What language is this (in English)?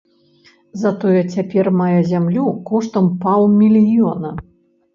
Belarusian